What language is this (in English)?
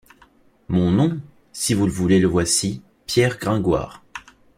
French